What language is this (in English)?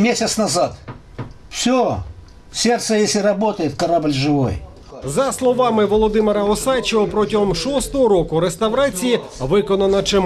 Ukrainian